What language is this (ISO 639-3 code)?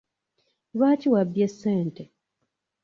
lug